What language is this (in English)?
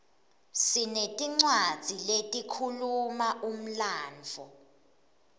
Swati